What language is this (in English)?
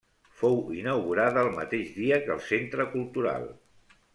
Catalan